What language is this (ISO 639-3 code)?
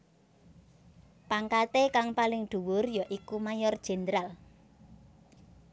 jav